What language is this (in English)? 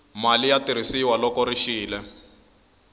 Tsonga